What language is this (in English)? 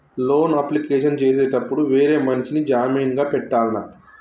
Telugu